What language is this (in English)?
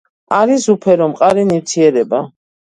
Georgian